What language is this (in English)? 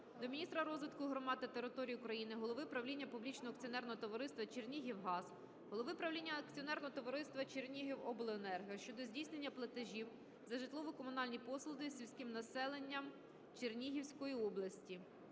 Ukrainian